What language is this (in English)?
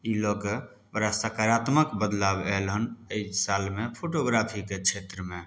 Maithili